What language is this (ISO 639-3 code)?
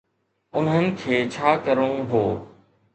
snd